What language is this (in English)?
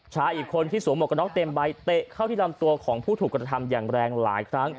Thai